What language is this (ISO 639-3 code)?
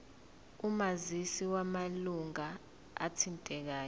zul